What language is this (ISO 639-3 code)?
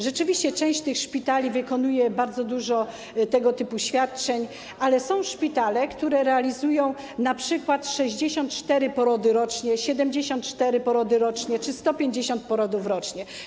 pol